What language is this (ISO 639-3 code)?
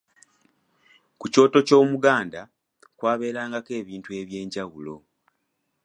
lug